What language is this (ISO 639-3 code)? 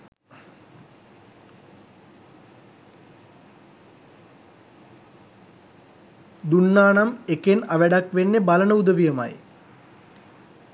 sin